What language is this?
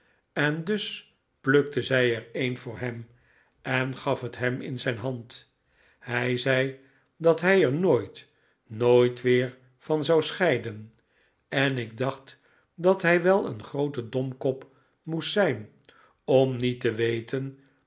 Dutch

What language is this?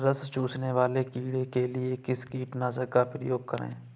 Hindi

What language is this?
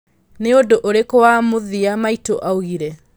Kikuyu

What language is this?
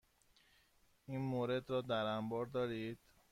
Persian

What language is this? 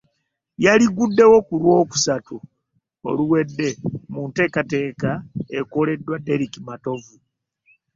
Ganda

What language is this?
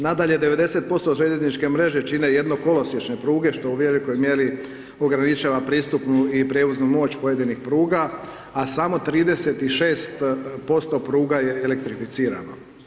Croatian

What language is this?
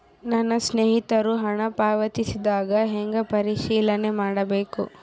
Kannada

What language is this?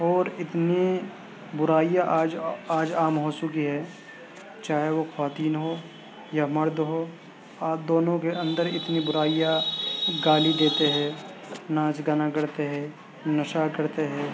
Urdu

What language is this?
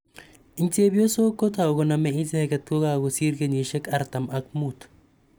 Kalenjin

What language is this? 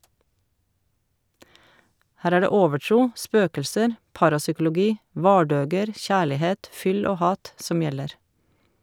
Norwegian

